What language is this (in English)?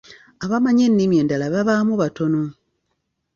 Ganda